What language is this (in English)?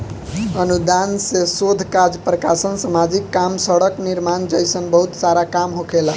Bhojpuri